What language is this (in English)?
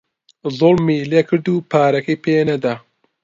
Central Kurdish